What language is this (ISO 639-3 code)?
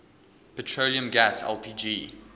eng